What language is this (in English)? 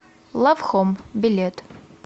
Russian